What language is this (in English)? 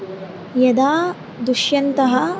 Sanskrit